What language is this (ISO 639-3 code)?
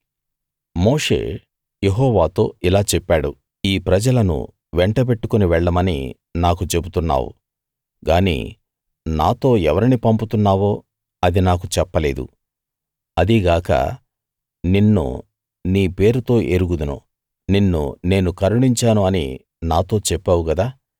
tel